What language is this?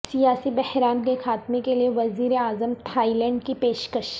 Urdu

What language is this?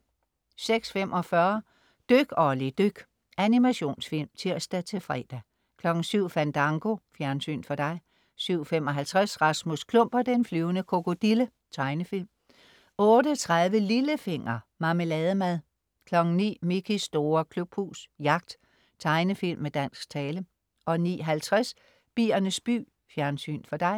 Danish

